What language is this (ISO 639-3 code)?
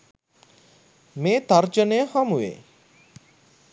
sin